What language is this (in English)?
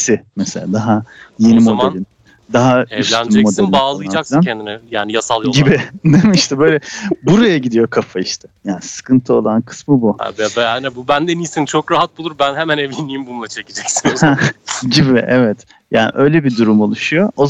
Turkish